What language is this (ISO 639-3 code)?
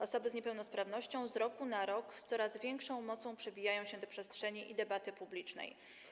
pol